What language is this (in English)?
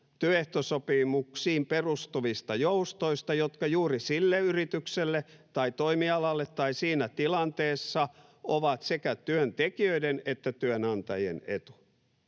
Finnish